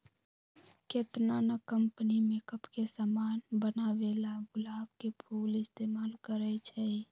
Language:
Magahi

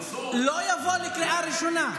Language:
Hebrew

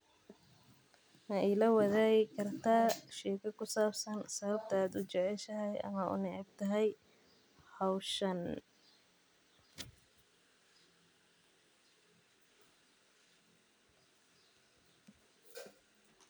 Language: Somali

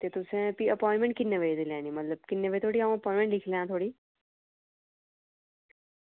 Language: Dogri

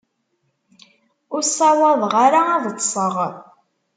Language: Kabyle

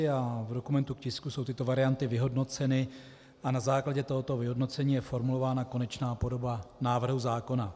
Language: Czech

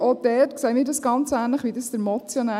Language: Swiss German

